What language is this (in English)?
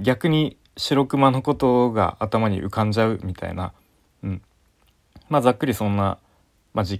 Japanese